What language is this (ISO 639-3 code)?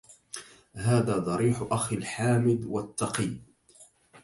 ara